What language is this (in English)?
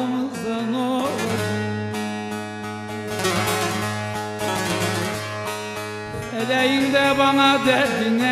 Turkish